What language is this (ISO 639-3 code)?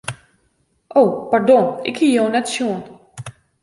fry